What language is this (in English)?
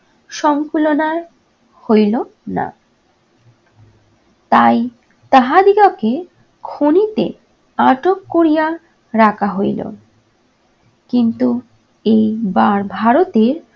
Bangla